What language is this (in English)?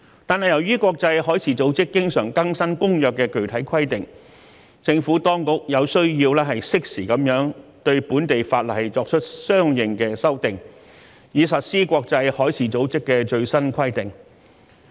Cantonese